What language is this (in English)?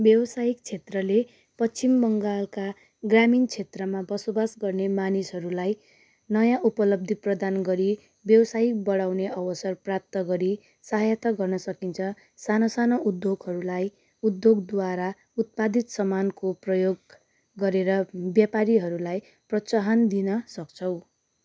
Nepali